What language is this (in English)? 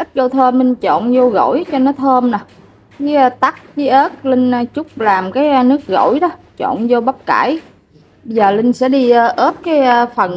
Vietnamese